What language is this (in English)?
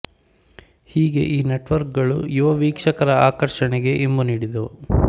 Kannada